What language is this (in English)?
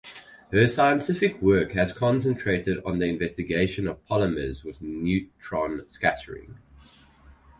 English